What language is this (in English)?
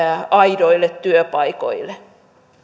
Finnish